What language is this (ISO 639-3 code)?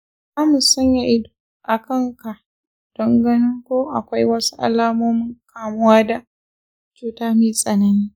hau